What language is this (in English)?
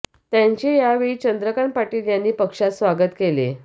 Marathi